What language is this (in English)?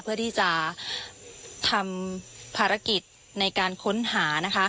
Thai